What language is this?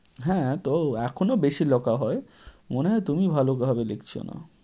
Bangla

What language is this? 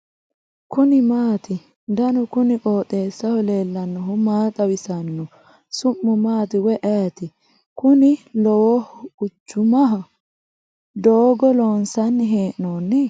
Sidamo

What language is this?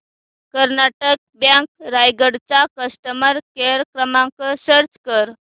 Marathi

